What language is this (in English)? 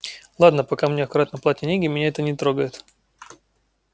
Russian